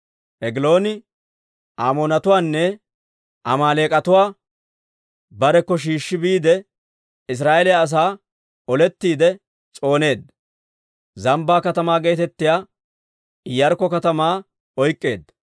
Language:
Dawro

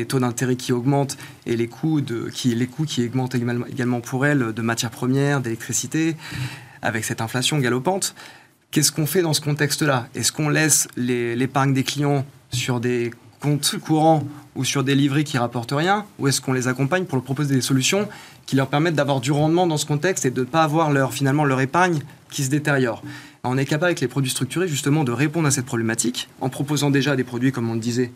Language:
French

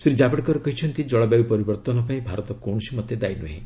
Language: Odia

